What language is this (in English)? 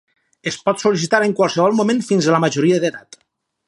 Catalan